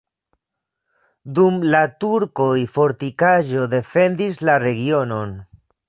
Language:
Esperanto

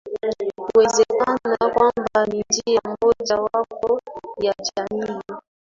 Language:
Swahili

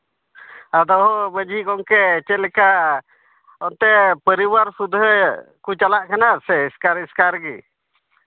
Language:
Santali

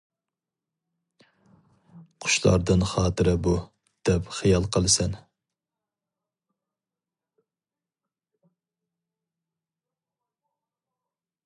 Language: Uyghur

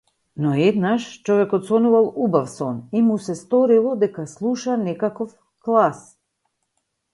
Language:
Macedonian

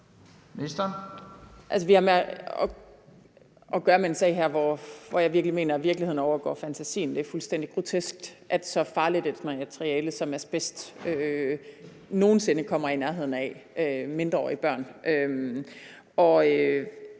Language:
Danish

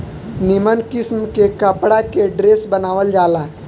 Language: Bhojpuri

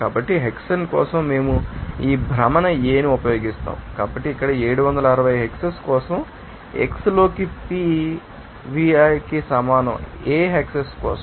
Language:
Telugu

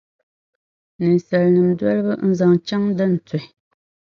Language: Dagbani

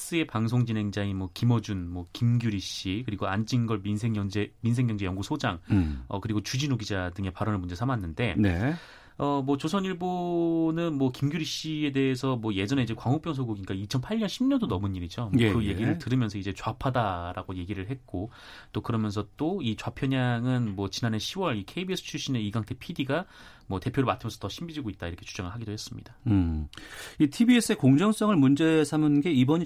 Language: Korean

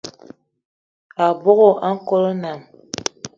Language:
Eton (Cameroon)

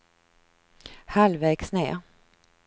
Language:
Swedish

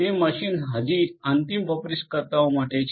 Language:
Gujarati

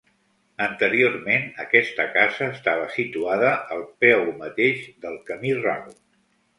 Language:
Catalan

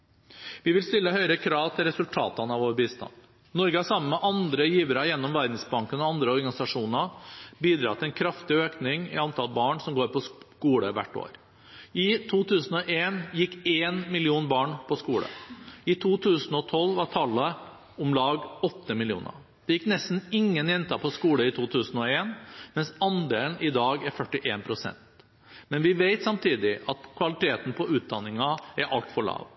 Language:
Norwegian Bokmål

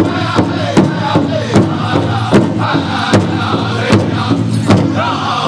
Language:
Thai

